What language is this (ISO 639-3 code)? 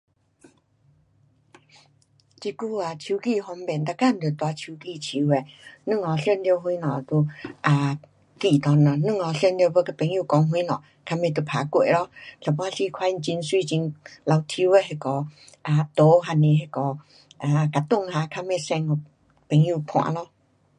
cpx